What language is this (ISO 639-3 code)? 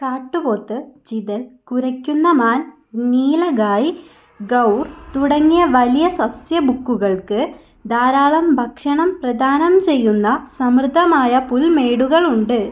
mal